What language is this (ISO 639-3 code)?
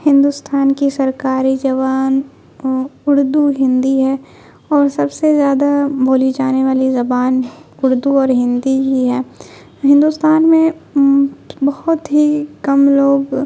urd